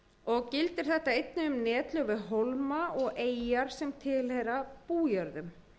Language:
Icelandic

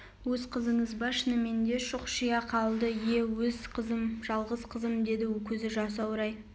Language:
Kazakh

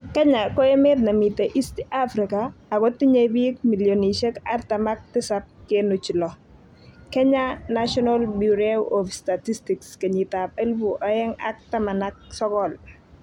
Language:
Kalenjin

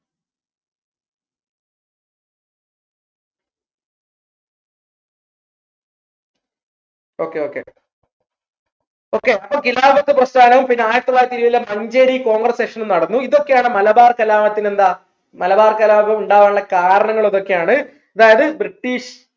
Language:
Malayalam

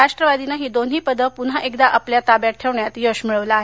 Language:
Marathi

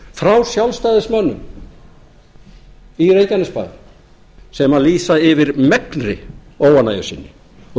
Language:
Icelandic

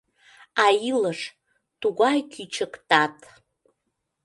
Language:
Mari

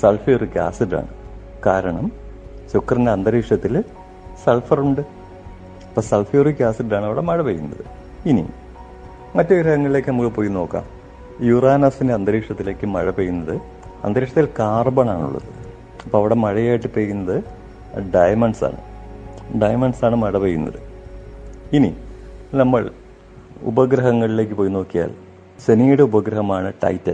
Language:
Malayalam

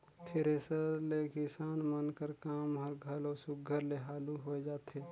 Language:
Chhattisgarhi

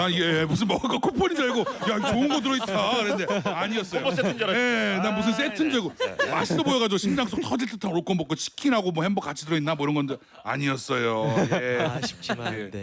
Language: Korean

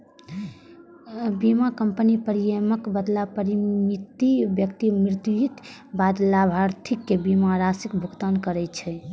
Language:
Maithili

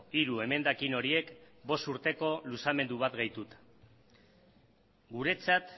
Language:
Basque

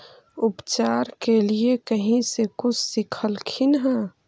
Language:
Magahi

